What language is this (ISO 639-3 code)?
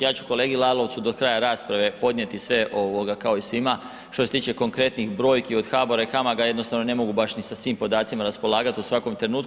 hrv